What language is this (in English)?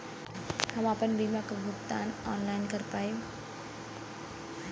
Bhojpuri